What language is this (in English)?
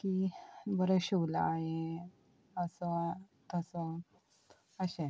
Konkani